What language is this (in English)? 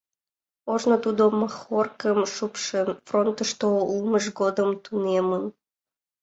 Mari